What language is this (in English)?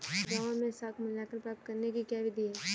Hindi